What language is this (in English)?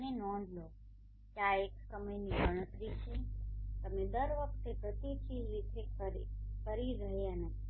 Gujarati